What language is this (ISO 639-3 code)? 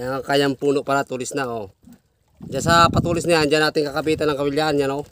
fil